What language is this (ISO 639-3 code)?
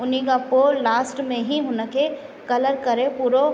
snd